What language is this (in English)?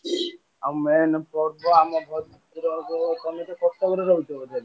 Odia